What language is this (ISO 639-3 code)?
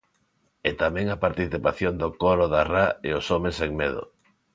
glg